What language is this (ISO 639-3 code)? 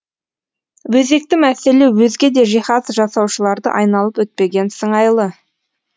kaz